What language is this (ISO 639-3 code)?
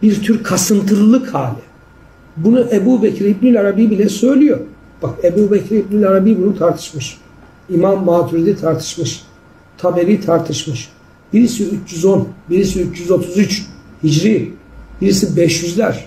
tur